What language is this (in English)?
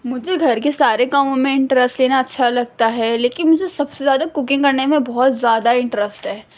Urdu